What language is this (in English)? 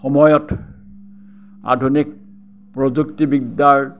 Assamese